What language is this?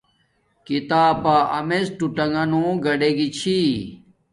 Domaaki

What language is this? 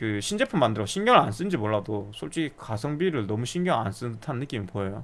Korean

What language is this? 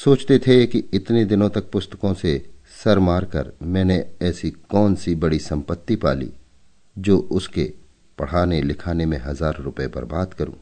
Hindi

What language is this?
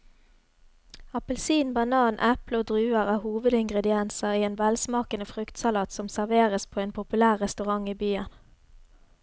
Norwegian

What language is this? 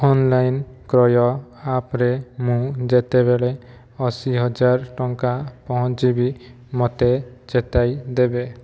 Odia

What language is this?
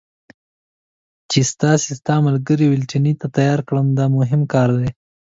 Pashto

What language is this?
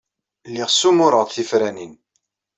Kabyle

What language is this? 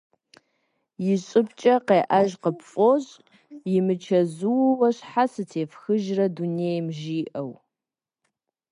Kabardian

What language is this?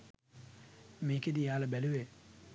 Sinhala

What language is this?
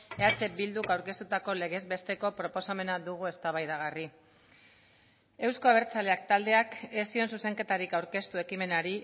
Basque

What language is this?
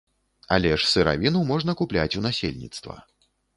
Belarusian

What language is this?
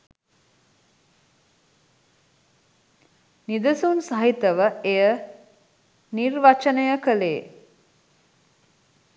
Sinhala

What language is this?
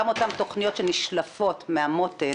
Hebrew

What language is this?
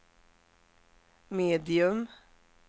Swedish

